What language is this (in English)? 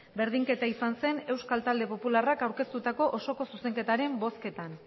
Basque